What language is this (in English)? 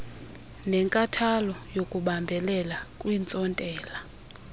Xhosa